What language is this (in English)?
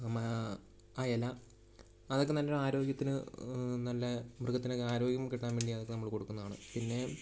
Malayalam